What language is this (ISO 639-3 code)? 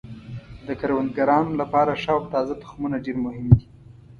pus